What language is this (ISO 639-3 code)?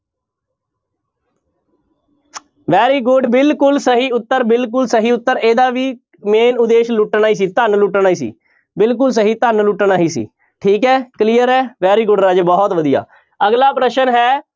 pan